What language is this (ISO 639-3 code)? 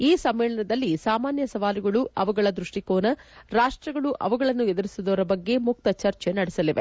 kan